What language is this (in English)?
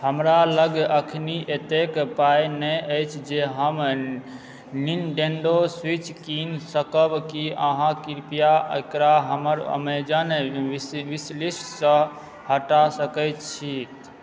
Maithili